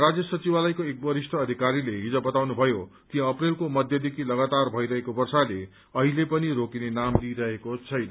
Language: Nepali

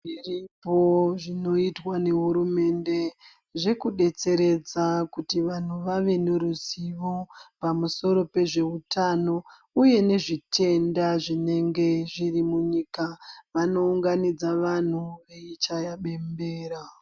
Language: Ndau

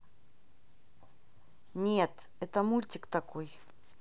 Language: Russian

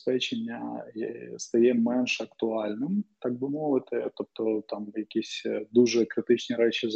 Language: Ukrainian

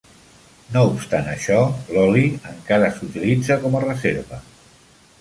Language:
Catalan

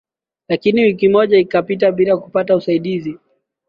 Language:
Swahili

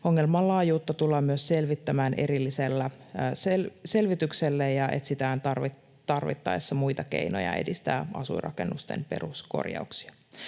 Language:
Finnish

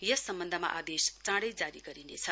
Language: Nepali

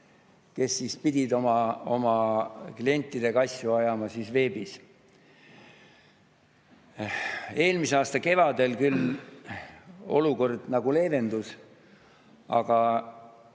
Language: Estonian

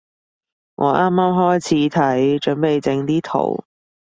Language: Cantonese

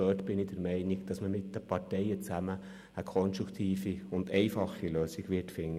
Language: Swiss German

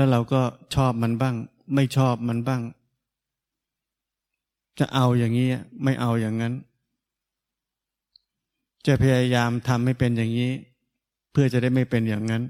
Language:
Thai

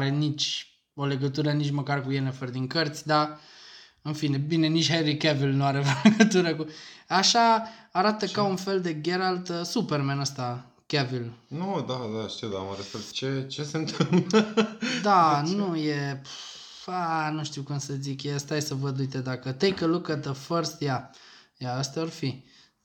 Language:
Romanian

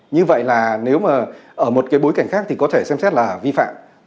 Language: Vietnamese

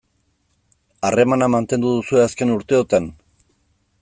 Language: Basque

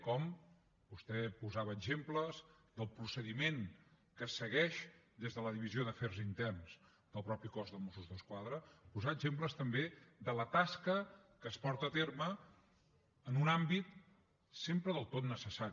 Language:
Catalan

